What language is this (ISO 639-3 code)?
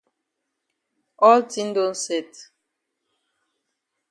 wes